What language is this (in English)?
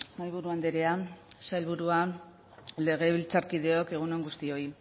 Basque